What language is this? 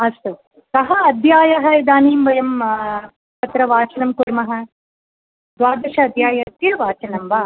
Sanskrit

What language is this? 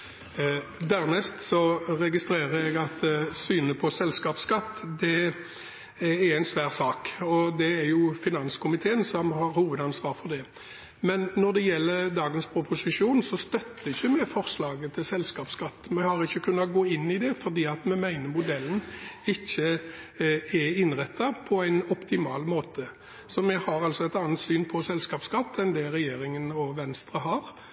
Norwegian Bokmål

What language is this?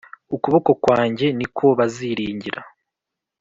Kinyarwanda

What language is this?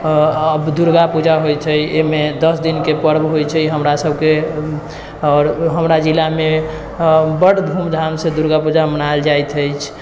Maithili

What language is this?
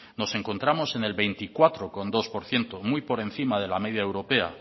Spanish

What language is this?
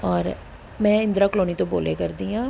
Punjabi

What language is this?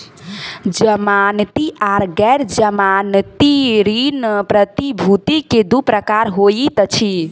Maithili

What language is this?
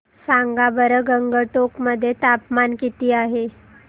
Marathi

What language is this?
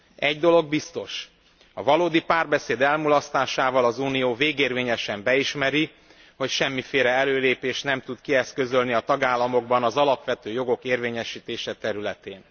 Hungarian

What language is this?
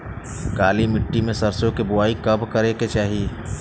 Bhojpuri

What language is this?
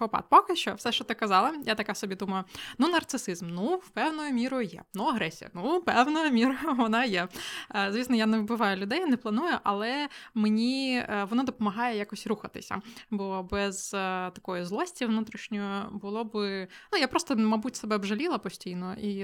Ukrainian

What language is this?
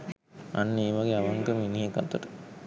Sinhala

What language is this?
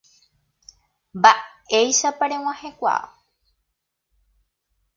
Guarani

